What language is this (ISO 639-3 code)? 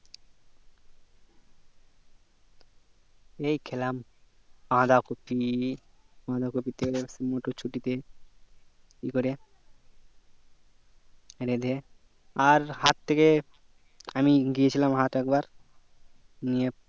ben